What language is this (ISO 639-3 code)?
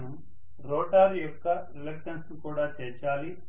tel